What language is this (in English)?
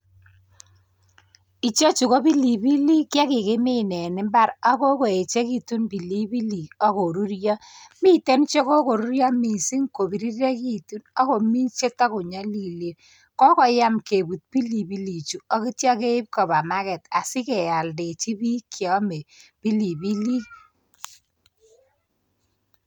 Kalenjin